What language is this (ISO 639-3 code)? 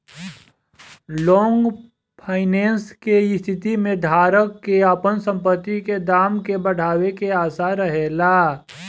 bho